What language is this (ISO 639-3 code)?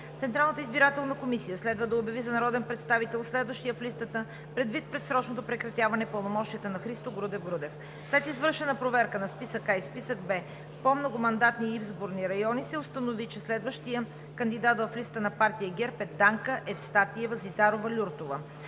bul